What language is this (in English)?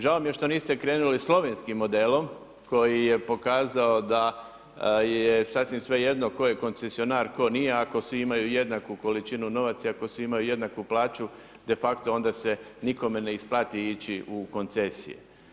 Croatian